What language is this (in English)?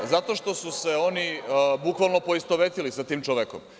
Serbian